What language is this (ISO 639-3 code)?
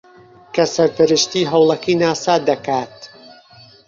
ckb